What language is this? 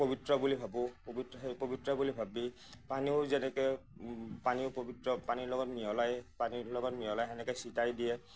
Assamese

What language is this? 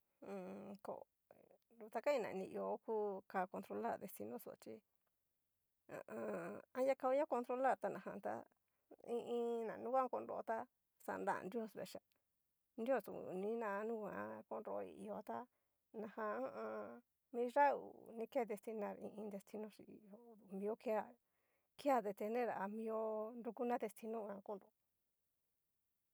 Cacaloxtepec Mixtec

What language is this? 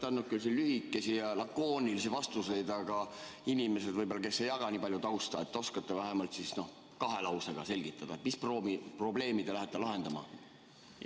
Estonian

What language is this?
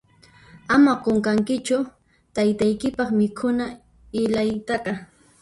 Puno Quechua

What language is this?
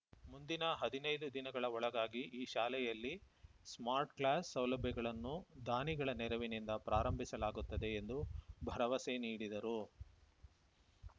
Kannada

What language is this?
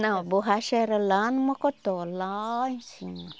Portuguese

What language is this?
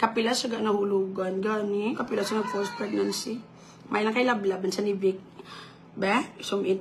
Filipino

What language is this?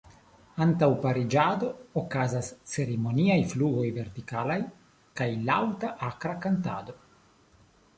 Esperanto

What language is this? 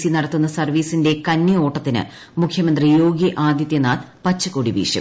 Malayalam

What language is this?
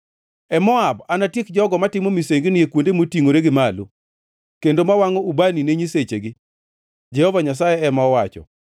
Luo (Kenya and Tanzania)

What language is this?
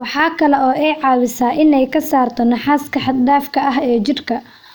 Somali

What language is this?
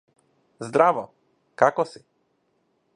Macedonian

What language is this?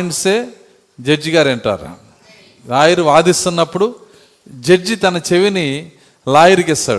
Telugu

